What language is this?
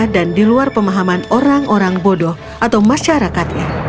Indonesian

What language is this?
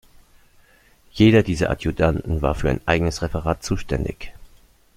German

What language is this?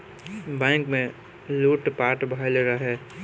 Bhojpuri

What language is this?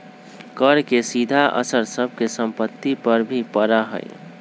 Magahi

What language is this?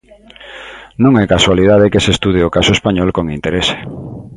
Galician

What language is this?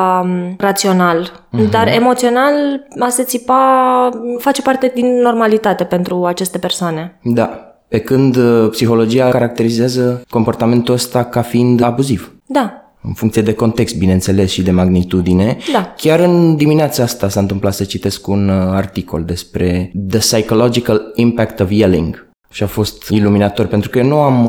Romanian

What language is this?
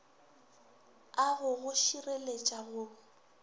Northern Sotho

